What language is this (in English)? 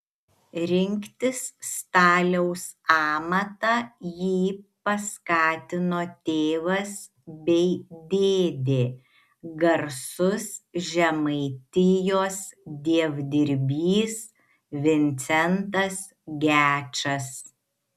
Lithuanian